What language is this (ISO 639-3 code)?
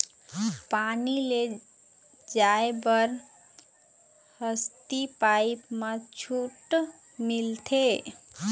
hne